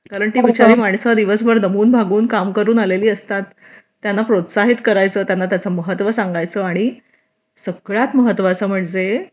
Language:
Marathi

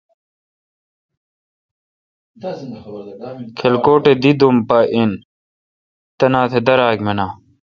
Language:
Kalkoti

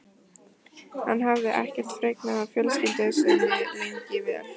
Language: Icelandic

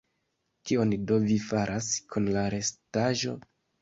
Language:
Esperanto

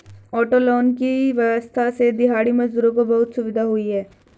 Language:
Hindi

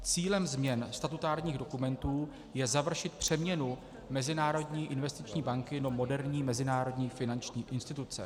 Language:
Czech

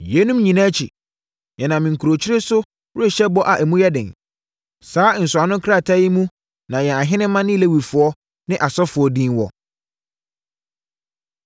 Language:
Akan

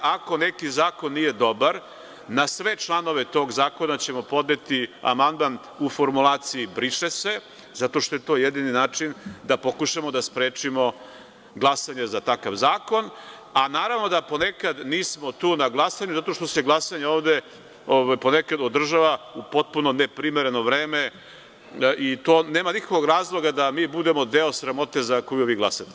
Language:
Serbian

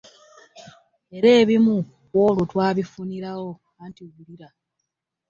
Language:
Ganda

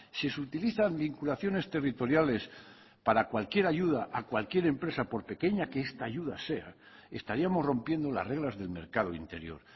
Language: Spanish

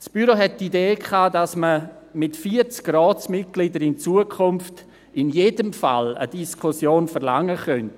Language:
Swiss German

